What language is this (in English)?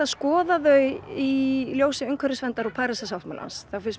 Icelandic